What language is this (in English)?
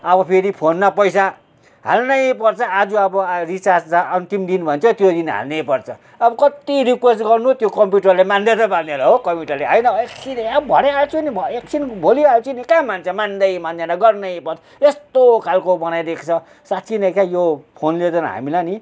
Nepali